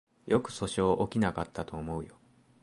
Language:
Japanese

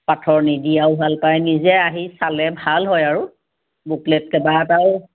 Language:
Assamese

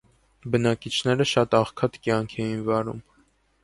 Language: Armenian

